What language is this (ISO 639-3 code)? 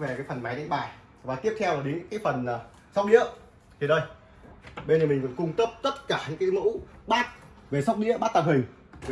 vie